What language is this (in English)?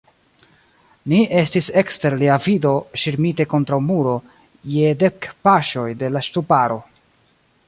Esperanto